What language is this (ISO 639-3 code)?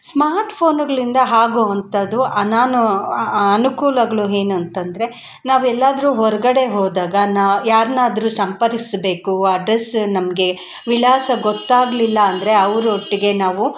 kan